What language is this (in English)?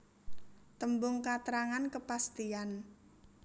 Javanese